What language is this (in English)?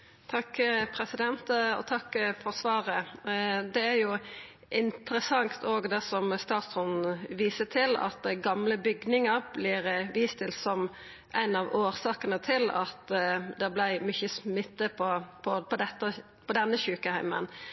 Norwegian